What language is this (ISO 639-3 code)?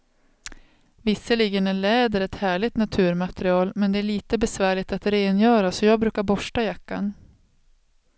swe